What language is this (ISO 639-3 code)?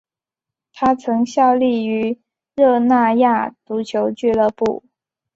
zho